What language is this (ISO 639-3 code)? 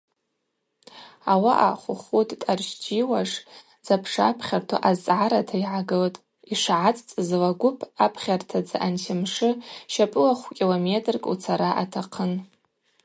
abq